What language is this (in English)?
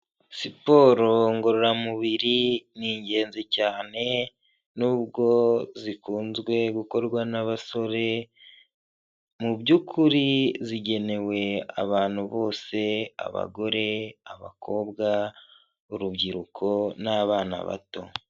Kinyarwanda